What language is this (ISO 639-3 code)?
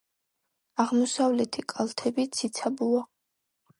kat